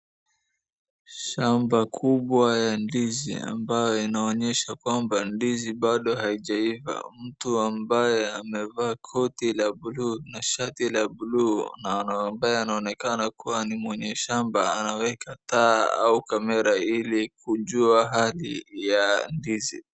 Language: Swahili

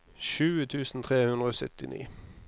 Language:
Norwegian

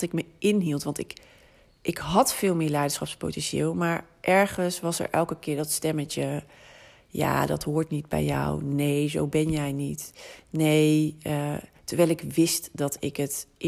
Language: Dutch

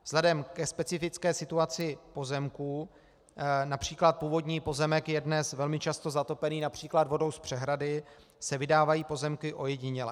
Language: Czech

